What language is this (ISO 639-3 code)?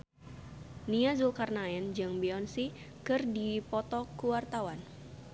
sun